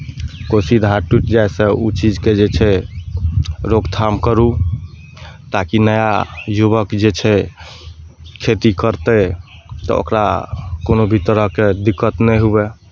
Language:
Maithili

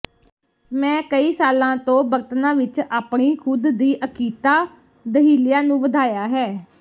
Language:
Punjabi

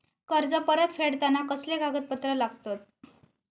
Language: Marathi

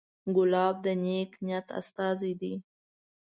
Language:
Pashto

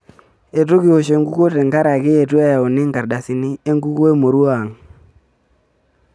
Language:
Masai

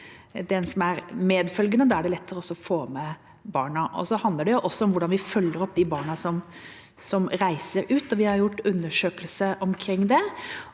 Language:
Norwegian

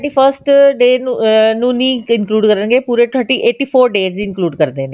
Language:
Punjabi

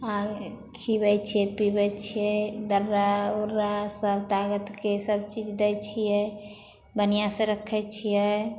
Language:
Maithili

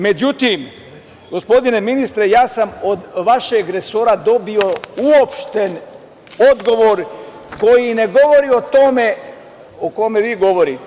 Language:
Serbian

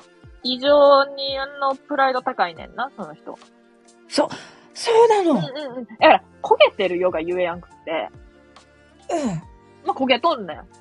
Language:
Japanese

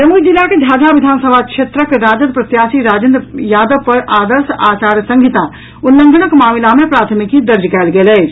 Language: Maithili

